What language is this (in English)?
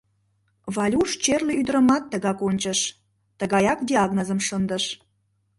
Mari